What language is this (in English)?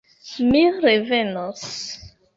Esperanto